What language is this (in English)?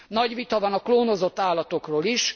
Hungarian